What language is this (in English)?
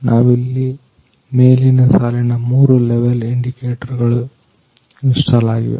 Kannada